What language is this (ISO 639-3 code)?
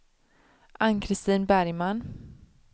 swe